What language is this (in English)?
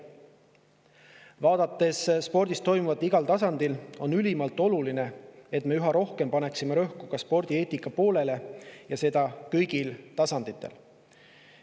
Estonian